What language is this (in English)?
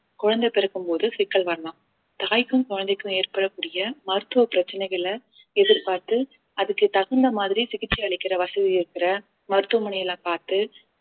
Tamil